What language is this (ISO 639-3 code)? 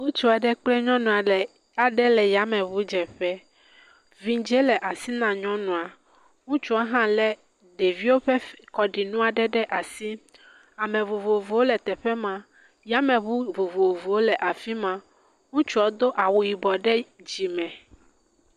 ewe